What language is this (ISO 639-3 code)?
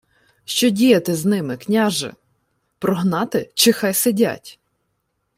ukr